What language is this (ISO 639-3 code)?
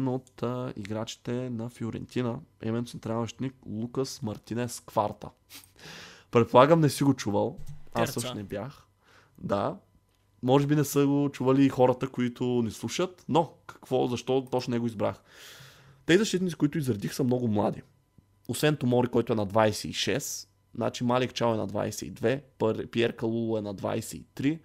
bul